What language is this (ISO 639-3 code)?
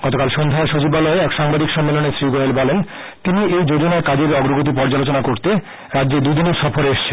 ben